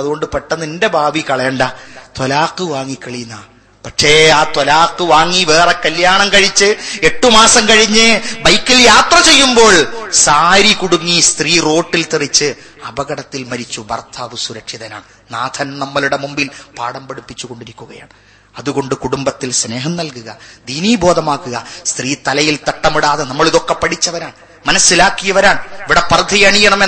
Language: Malayalam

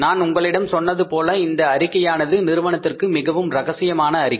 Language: Tamil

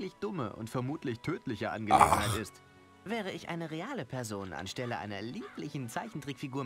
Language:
German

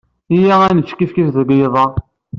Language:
Kabyle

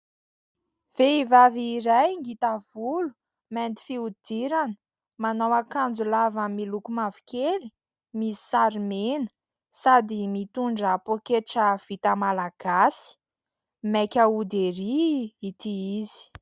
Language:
Malagasy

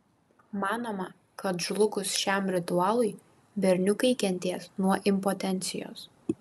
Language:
Lithuanian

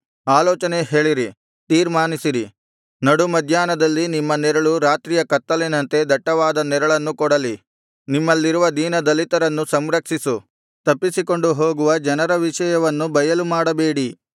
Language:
Kannada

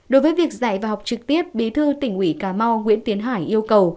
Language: Vietnamese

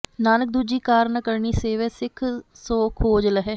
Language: Punjabi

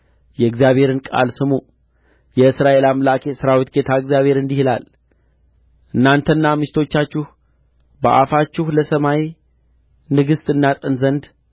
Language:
Amharic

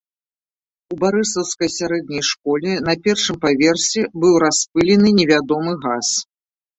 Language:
Belarusian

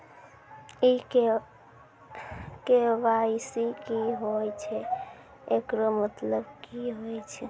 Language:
Maithili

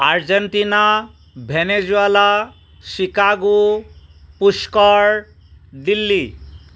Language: Assamese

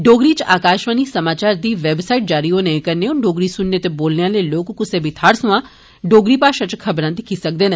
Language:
Dogri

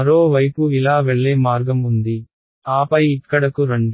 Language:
Telugu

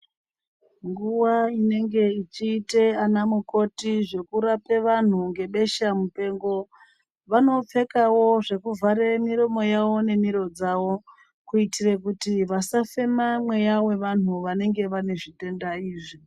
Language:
Ndau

